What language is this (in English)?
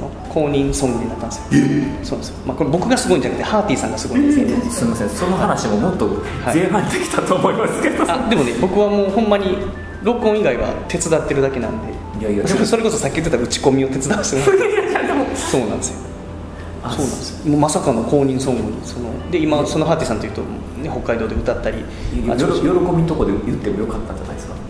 Japanese